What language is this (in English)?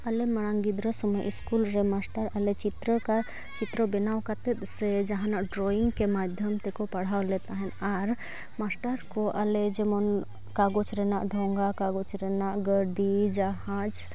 Santali